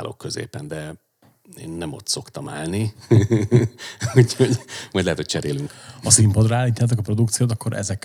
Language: Hungarian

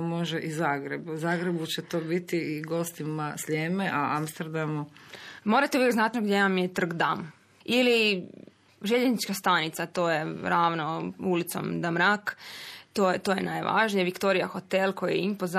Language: Croatian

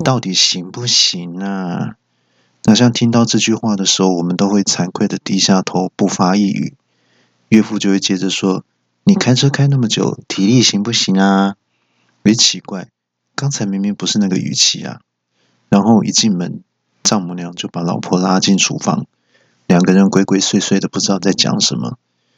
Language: Chinese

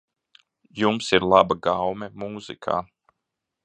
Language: Latvian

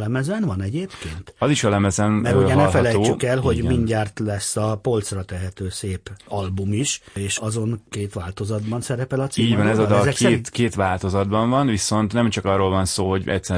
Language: Hungarian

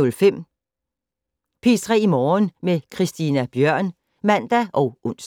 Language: Danish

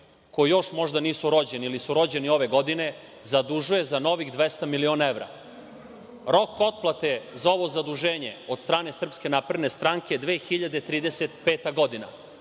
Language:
Serbian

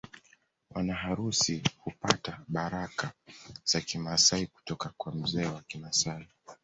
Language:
Swahili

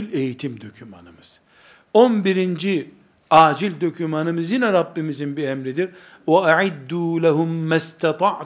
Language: Turkish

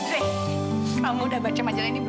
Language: Indonesian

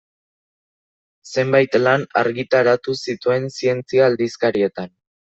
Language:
Basque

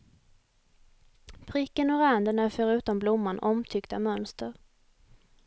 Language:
Swedish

